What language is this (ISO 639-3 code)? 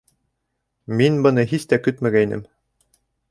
bak